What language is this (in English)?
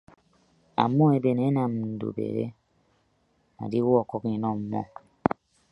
Ibibio